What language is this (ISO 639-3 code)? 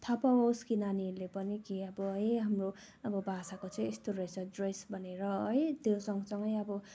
nep